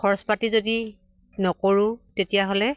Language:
Assamese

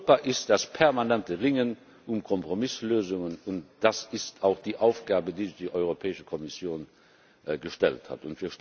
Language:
German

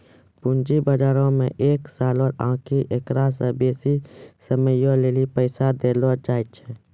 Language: Maithili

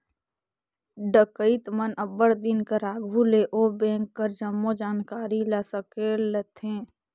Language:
Chhattisgarhi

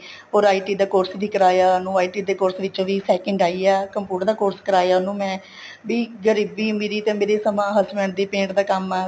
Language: Punjabi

